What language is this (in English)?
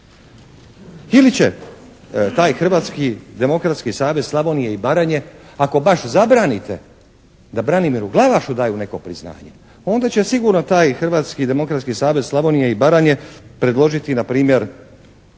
Croatian